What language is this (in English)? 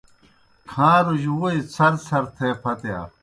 Kohistani Shina